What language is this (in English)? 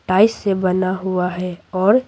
Hindi